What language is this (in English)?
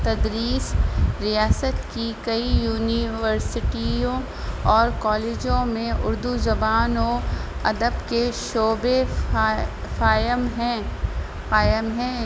Urdu